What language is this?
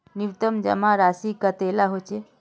Magahi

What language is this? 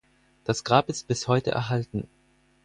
German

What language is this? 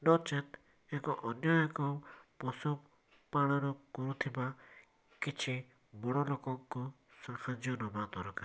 Odia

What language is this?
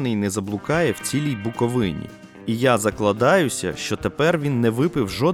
Ukrainian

